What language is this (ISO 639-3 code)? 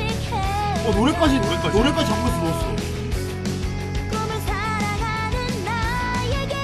kor